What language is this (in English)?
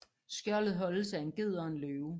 Danish